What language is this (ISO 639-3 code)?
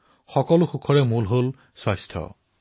asm